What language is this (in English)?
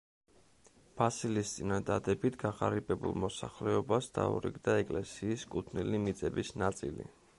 Georgian